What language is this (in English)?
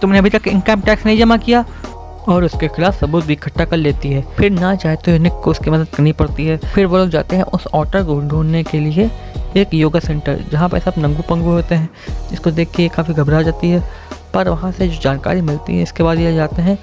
Hindi